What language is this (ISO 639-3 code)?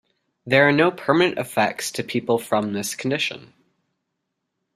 eng